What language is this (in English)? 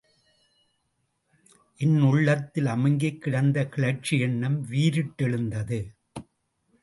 Tamil